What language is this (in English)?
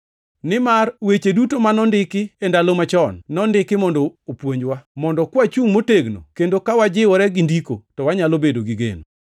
Luo (Kenya and Tanzania)